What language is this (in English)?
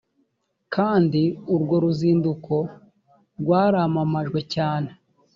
Kinyarwanda